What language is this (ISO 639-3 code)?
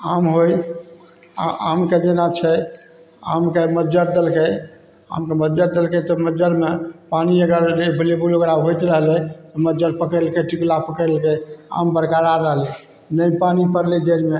mai